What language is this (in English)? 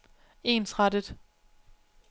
Danish